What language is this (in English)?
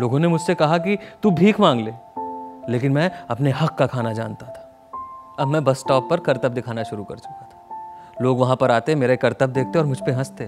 Hindi